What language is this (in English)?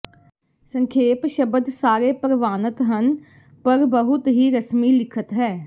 Punjabi